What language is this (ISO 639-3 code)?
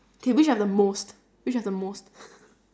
eng